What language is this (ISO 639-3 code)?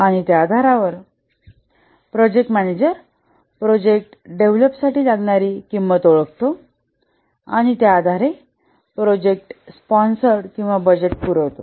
mar